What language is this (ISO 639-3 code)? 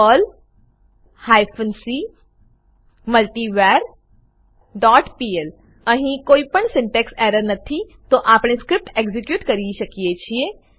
guj